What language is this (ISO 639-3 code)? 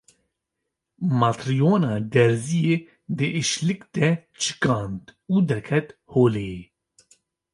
kur